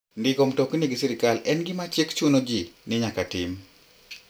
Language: Luo (Kenya and Tanzania)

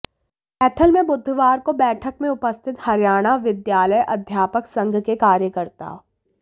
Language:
Hindi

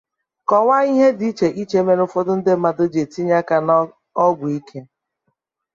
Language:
Igbo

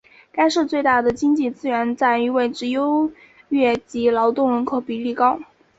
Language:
Chinese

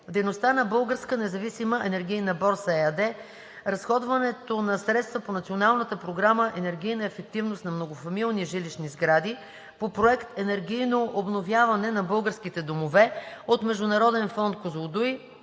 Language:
Bulgarian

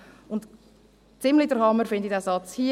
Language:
Swiss German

